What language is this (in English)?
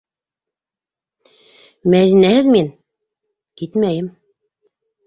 Bashkir